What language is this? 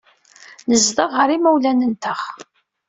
Kabyle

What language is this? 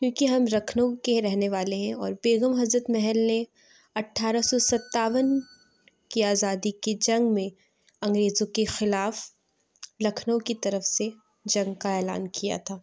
Urdu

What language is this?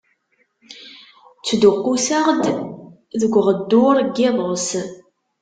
Kabyle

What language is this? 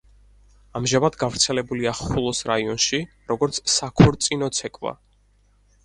Georgian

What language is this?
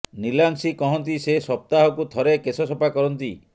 Odia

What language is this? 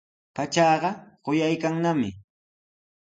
Sihuas Ancash Quechua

